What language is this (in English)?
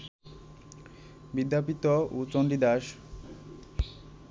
Bangla